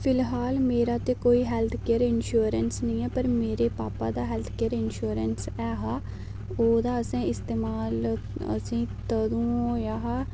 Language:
Dogri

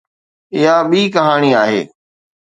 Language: Sindhi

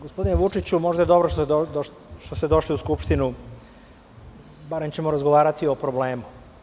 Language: Serbian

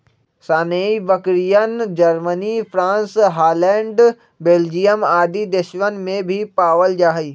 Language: Magahi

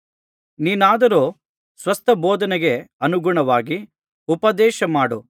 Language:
Kannada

